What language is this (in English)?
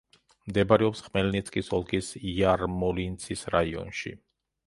Georgian